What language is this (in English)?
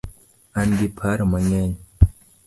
Luo (Kenya and Tanzania)